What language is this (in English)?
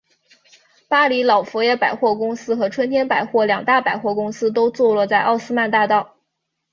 Chinese